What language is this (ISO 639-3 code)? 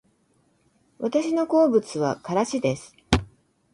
jpn